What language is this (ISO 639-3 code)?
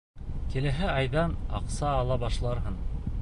bak